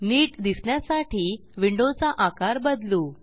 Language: Marathi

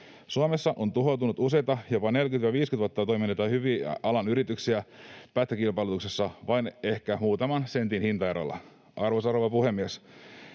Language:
Finnish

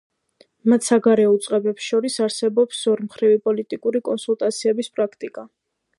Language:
Georgian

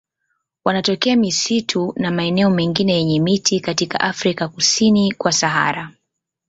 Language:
Swahili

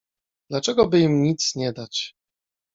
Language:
Polish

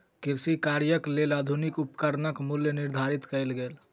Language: Maithili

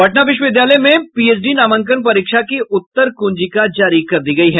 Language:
Hindi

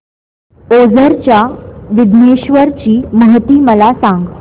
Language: Marathi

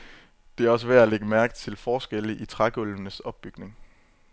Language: Danish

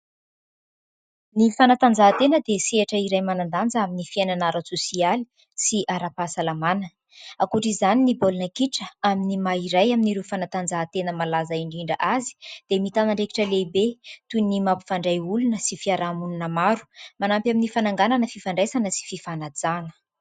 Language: Malagasy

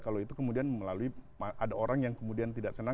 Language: Indonesian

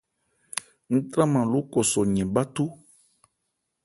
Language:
Ebrié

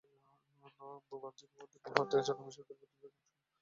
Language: Bangla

